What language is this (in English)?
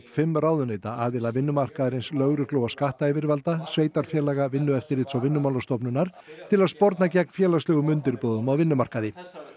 Icelandic